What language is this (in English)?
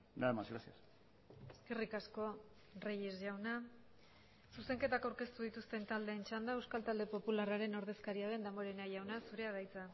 Basque